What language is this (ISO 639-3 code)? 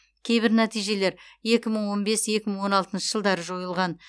kaz